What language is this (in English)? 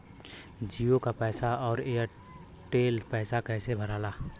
Bhojpuri